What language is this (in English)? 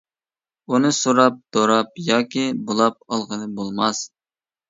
Uyghur